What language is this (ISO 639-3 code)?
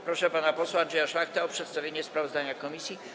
pol